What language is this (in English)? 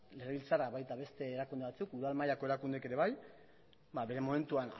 Basque